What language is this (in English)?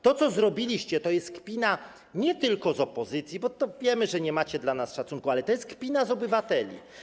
Polish